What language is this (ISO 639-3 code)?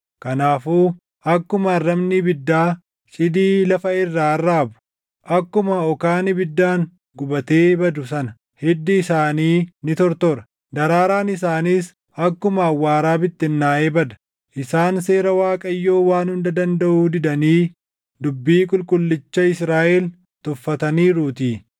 orm